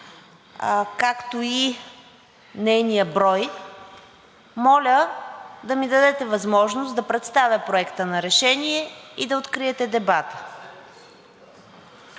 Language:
Bulgarian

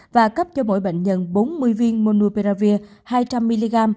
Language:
Vietnamese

